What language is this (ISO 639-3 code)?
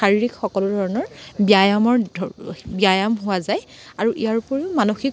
asm